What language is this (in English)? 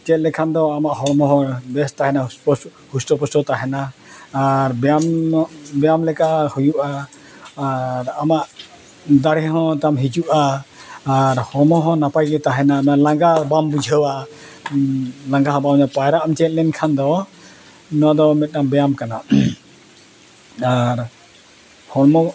Santali